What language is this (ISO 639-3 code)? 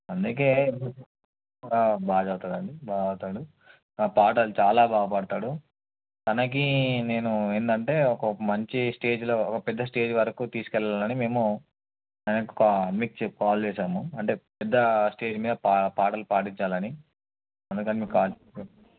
tel